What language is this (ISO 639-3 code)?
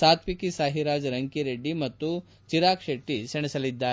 kan